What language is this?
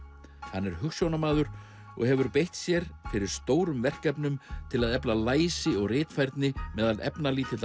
Icelandic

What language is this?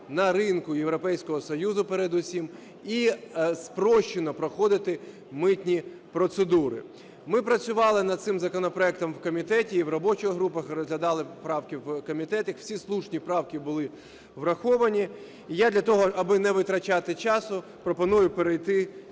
Ukrainian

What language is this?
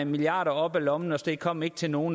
Danish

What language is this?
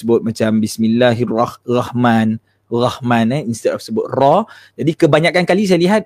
Malay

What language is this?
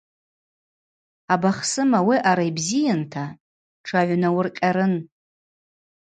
Abaza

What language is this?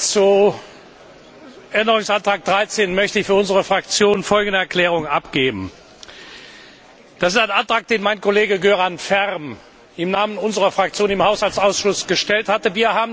German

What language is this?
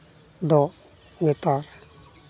Santali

